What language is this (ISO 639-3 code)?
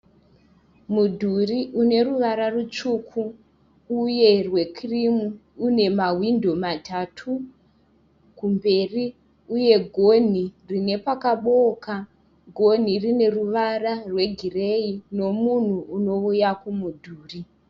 sna